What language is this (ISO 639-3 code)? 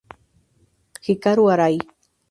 spa